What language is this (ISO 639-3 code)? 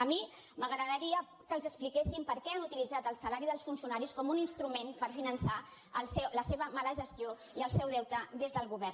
cat